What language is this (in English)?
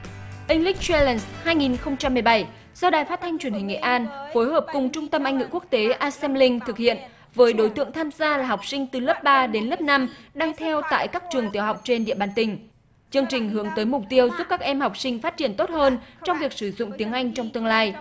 Vietnamese